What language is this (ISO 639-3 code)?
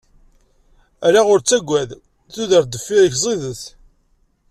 kab